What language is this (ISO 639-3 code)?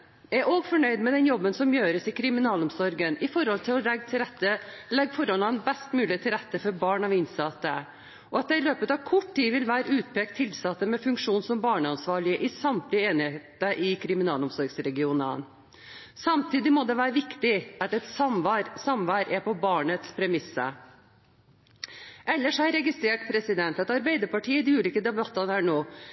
nob